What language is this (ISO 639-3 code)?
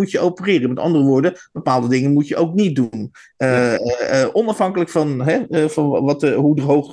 nld